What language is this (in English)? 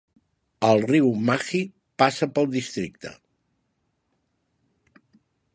Catalan